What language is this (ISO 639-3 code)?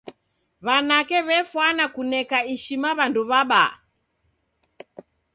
dav